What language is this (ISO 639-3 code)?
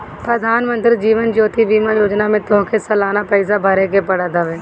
bho